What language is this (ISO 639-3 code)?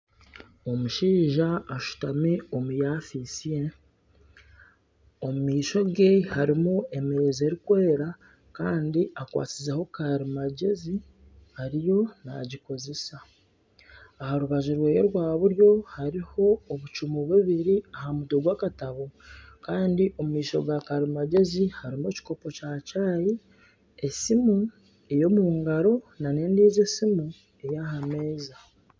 nyn